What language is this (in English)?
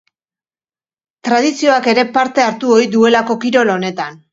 Basque